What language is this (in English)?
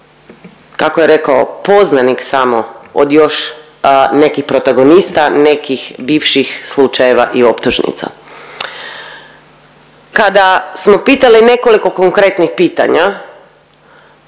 Croatian